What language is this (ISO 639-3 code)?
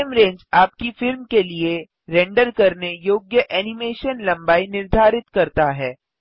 hin